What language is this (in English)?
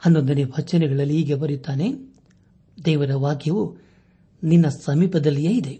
Kannada